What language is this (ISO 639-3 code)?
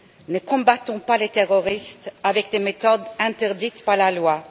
fra